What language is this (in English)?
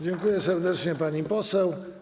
Polish